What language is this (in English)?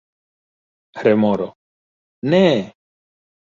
Esperanto